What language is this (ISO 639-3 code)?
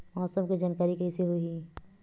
hne